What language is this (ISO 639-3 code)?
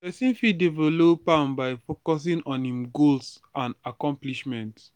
pcm